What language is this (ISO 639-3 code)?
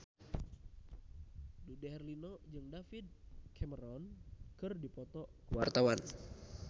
sun